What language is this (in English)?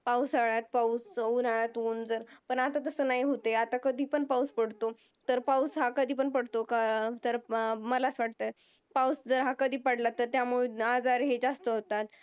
Marathi